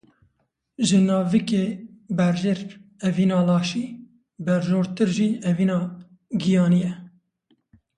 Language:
Kurdish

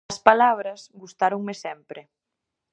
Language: Galician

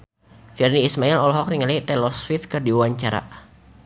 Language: Sundanese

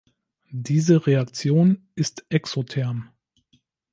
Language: German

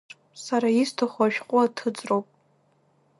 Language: Abkhazian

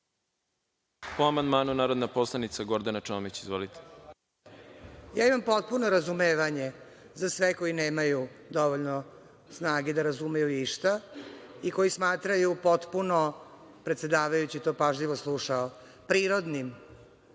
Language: Serbian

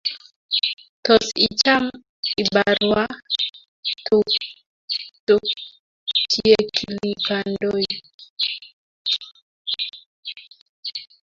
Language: Kalenjin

